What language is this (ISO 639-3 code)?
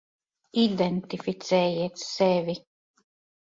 lav